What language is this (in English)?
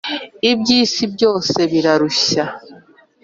Kinyarwanda